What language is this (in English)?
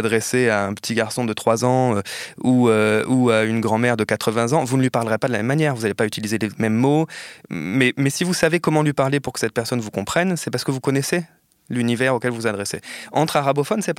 French